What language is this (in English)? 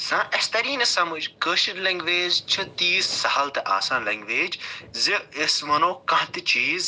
Kashmiri